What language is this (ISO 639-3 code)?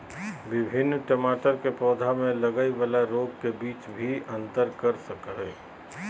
mag